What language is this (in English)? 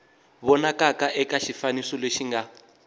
Tsonga